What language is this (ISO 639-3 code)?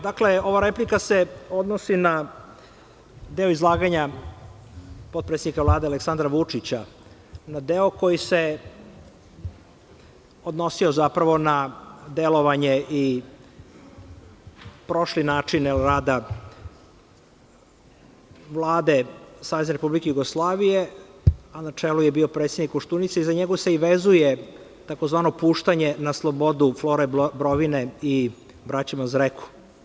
srp